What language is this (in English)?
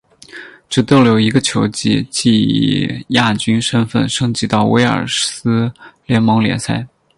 Chinese